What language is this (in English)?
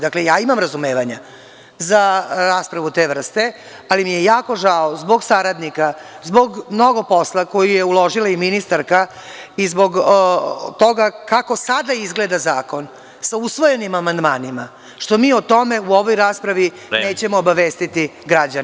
Serbian